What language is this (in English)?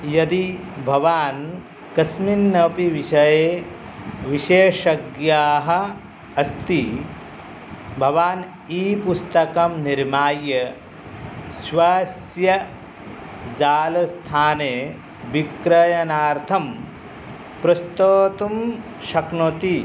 Sanskrit